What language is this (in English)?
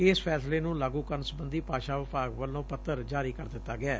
Punjabi